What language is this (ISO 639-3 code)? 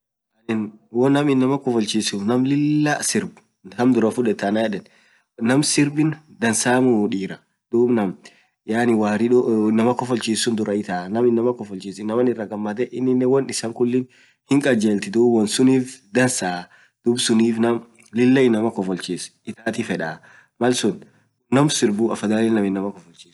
orc